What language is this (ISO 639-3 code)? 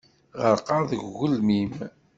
kab